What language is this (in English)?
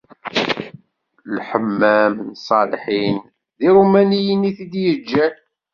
Kabyle